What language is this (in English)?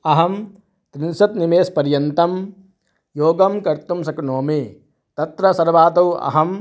Sanskrit